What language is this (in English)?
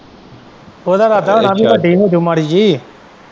Punjabi